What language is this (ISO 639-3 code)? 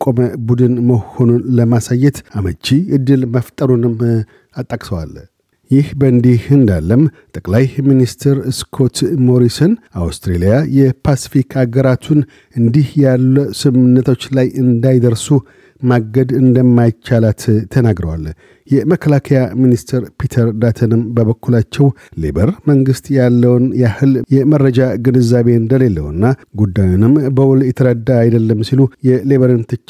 amh